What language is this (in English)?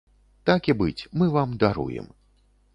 Belarusian